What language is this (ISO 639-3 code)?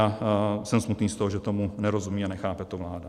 ces